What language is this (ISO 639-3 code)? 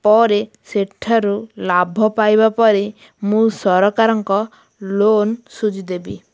ori